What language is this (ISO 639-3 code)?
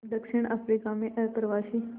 hin